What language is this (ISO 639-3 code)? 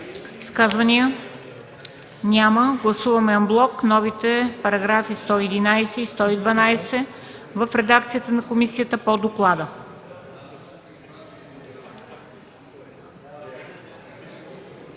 bul